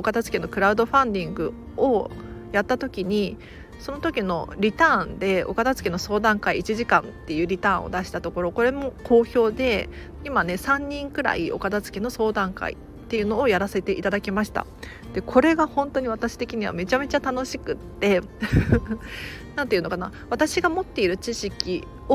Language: Japanese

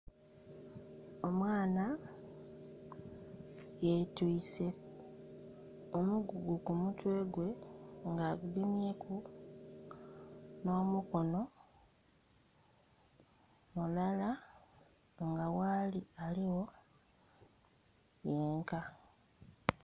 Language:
Soga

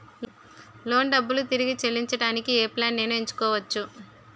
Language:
Telugu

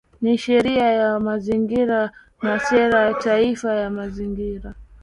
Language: Swahili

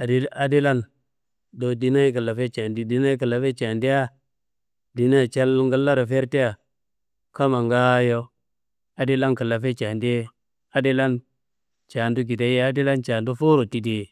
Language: Kanembu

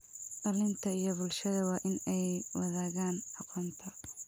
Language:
Somali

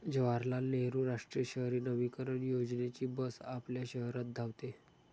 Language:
Marathi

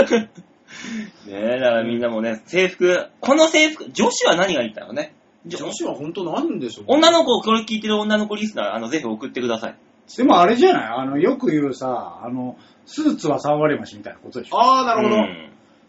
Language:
Japanese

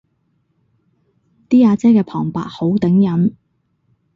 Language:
Cantonese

